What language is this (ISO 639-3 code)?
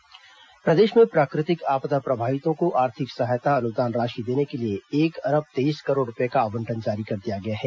hin